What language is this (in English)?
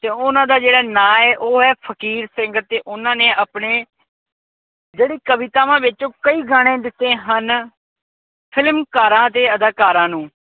Punjabi